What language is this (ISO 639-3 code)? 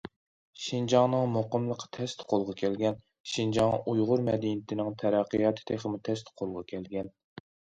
uig